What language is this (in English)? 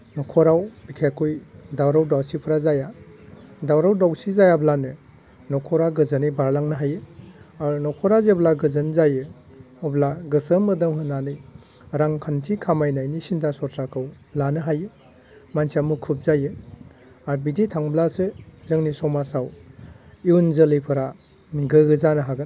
Bodo